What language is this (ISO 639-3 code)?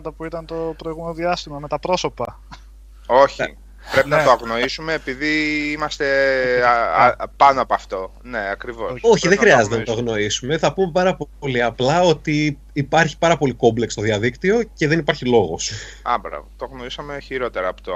ell